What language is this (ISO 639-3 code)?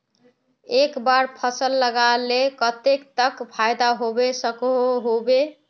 mag